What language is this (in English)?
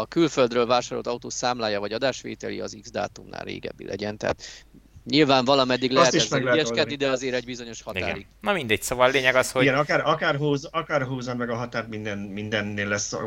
Hungarian